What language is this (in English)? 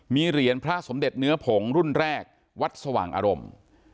Thai